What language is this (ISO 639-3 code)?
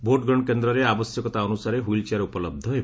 ori